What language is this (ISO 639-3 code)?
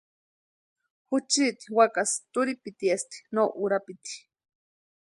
pua